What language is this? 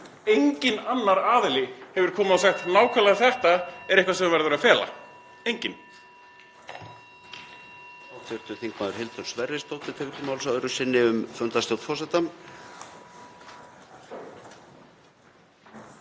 Icelandic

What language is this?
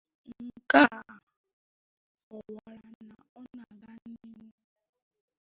Igbo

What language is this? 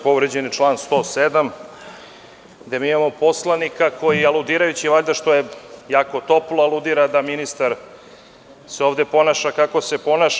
Serbian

